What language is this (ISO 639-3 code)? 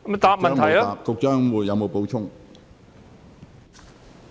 yue